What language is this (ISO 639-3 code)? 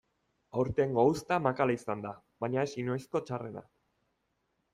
eus